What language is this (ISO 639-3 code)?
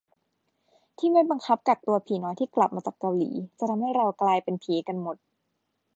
tha